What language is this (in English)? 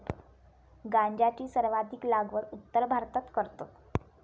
Marathi